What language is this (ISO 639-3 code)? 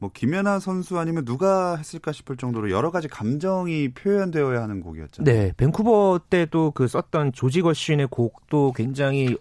kor